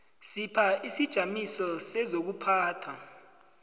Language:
South Ndebele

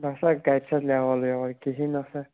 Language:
Kashmiri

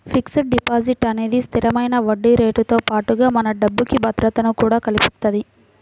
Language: Telugu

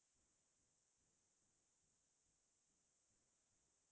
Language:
Assamese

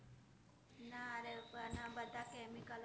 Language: Gujarati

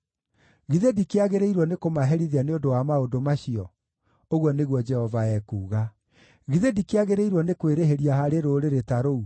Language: Kikuyu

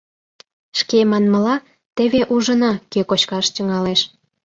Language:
Mari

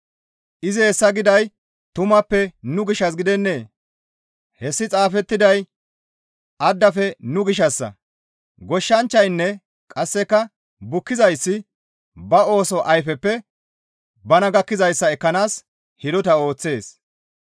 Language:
Gamo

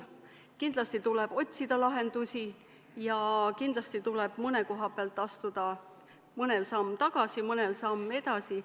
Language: Estonian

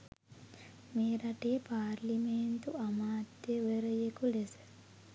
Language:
Sinhala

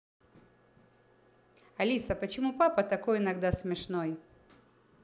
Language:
Russian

